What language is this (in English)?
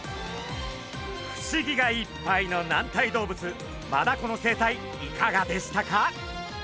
Japanese